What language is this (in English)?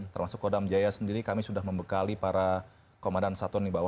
Indonesian